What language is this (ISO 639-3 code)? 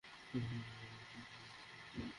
ben